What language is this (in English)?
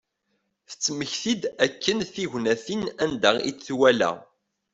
Kabyle